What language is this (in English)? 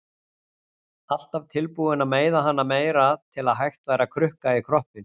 Icelandic